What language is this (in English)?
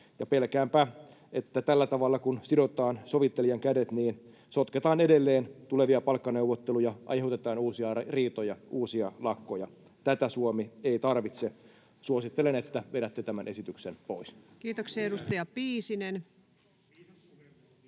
Finnish